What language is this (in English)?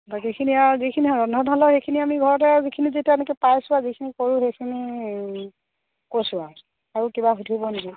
Assamese